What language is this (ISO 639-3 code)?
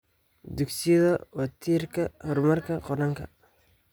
som